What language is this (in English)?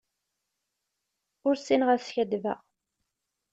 Kabyle